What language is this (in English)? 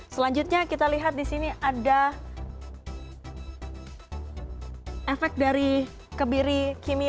Indonesian